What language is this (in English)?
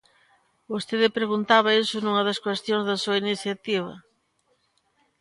Galician